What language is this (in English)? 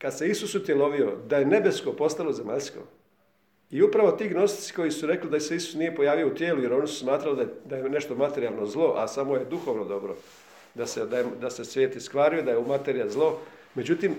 Croatian